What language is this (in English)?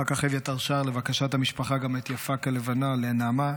Hebrew